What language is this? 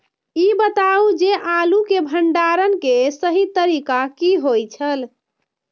Maithili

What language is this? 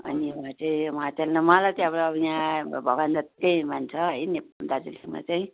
Nepali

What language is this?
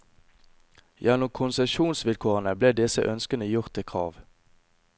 Norwegian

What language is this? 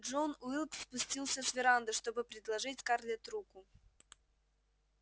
Russian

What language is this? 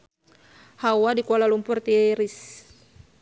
Sundanese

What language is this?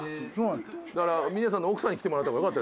Japanese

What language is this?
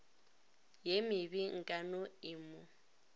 Northern Sotho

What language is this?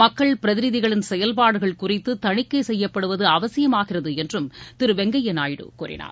Tamil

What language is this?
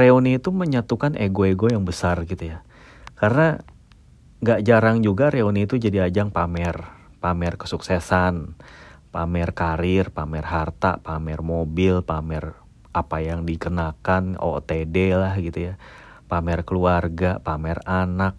Indonesian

